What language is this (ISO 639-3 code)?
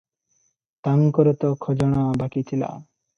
ori